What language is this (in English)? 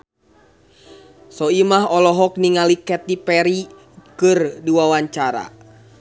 Sundanese